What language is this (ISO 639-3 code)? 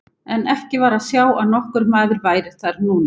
isl